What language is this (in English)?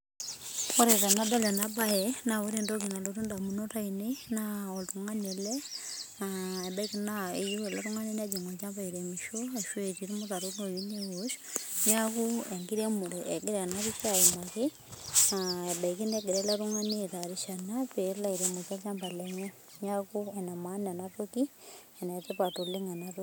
Masai